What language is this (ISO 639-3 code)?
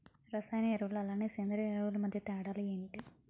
tel